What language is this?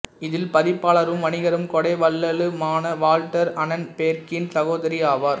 Tamil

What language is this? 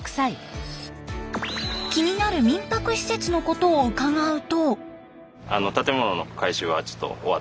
Japanese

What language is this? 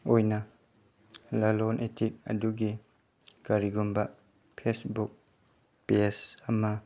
Manipuri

